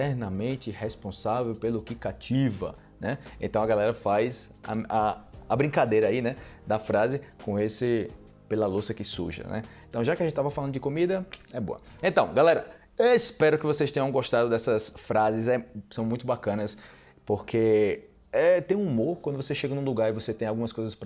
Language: Portuguese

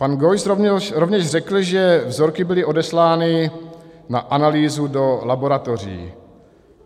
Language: Czech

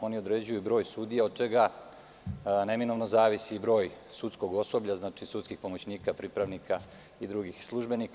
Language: Serbian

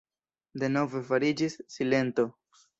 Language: Esperanto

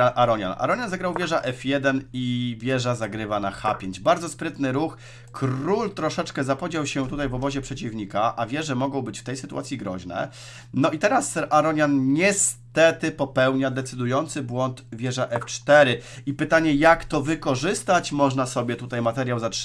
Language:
Polish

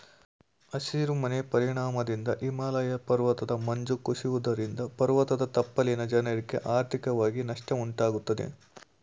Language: Kannada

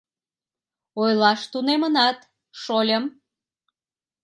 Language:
Mari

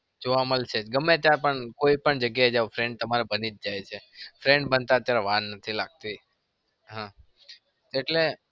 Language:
Gujarati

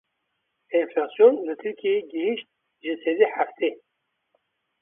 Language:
Kurdish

